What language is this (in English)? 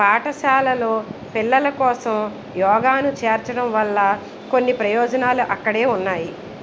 Telugu